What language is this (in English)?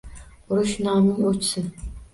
Uzbek